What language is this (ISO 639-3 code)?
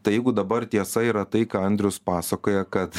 lit